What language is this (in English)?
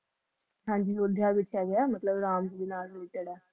Punjabi